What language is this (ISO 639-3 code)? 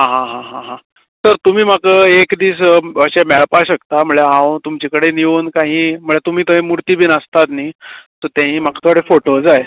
kok